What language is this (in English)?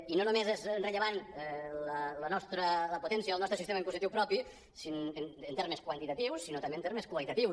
Catalan